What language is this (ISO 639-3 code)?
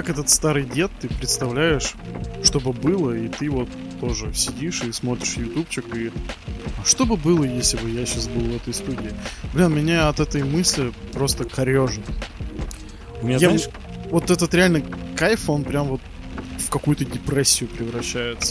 rus